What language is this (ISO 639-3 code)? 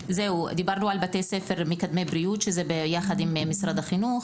heb